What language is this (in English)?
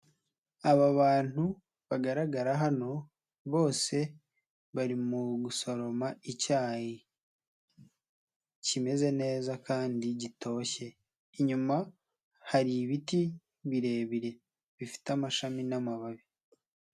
Kinyarwanda